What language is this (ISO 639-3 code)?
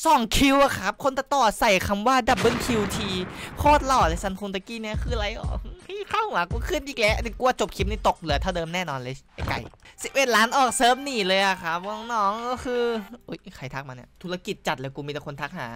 tha